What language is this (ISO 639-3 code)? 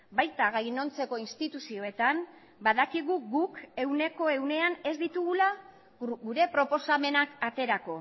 eus